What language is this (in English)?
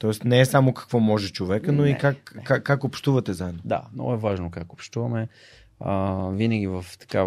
Bulgarian